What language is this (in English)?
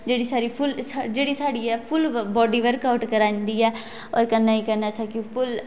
Dogri